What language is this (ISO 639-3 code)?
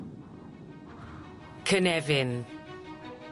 cym